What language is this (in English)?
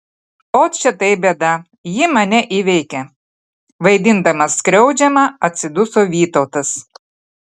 Lithuanian